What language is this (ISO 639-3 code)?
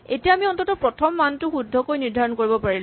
asm